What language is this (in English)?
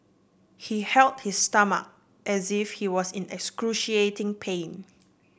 English